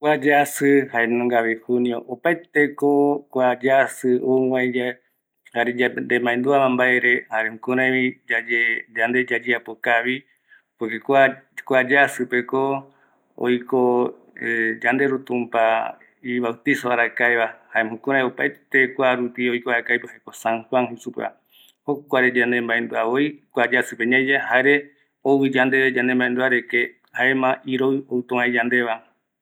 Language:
Eastern Bolivian Guaraní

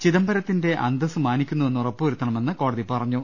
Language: Malayalam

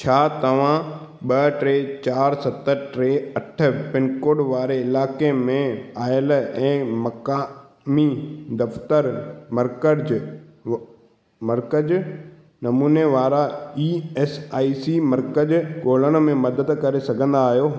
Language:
Sindhi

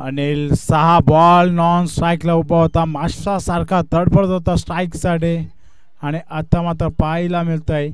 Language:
Marathi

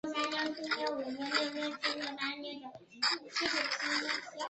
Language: Chinese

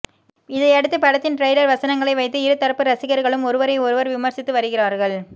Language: Tamil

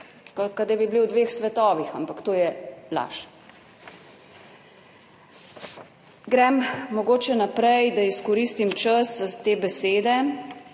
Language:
Slovenian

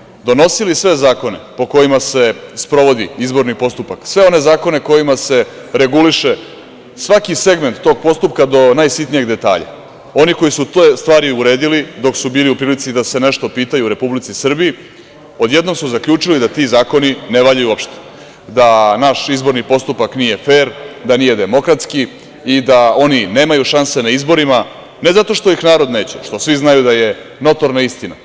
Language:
Serbian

